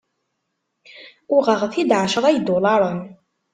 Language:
Kabyle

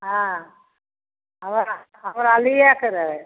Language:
Maithili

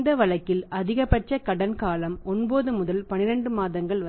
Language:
Tamil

